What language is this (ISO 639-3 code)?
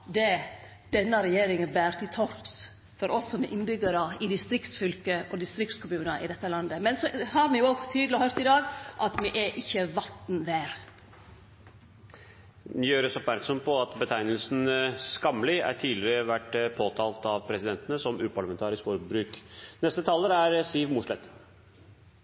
nor